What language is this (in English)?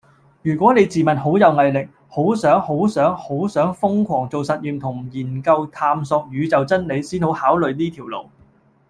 Cantonese